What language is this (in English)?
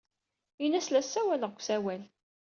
Kabyle